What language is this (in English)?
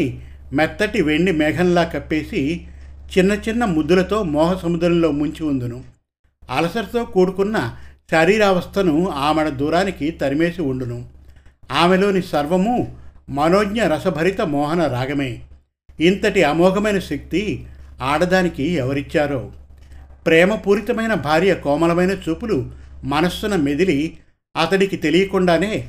Telugu